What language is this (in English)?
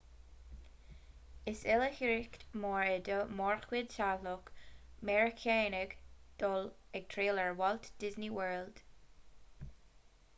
Irish